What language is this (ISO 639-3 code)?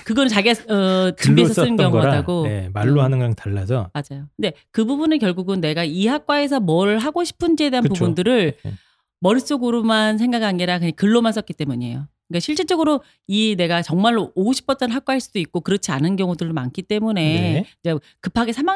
kor